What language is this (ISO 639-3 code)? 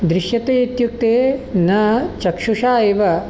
san